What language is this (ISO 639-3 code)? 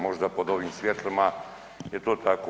hrv